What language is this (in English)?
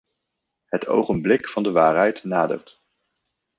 Dutch